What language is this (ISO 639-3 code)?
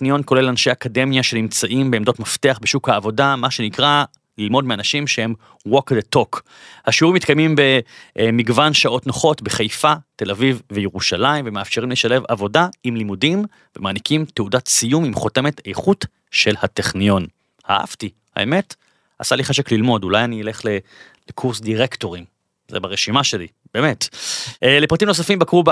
heb